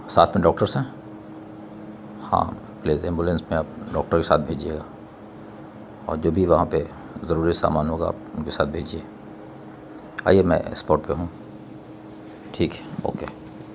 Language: Urdu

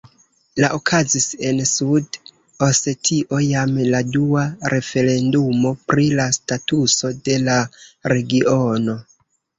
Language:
Esperanto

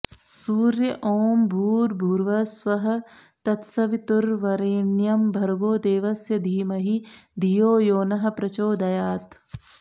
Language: Sanskrit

